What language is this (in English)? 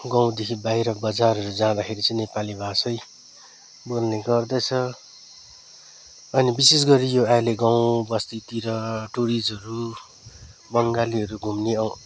Nepali